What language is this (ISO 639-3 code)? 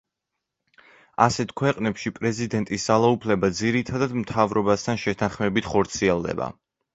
kat